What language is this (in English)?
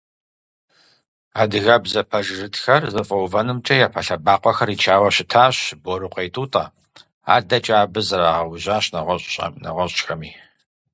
Kabardian